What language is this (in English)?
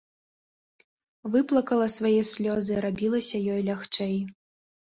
Belarusian